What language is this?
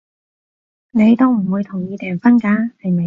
Cantonese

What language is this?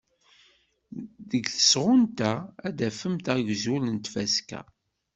Kabyle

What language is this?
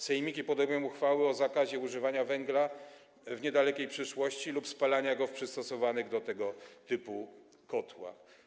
Polish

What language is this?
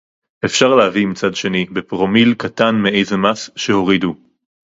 Hebrew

